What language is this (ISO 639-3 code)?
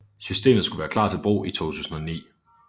dan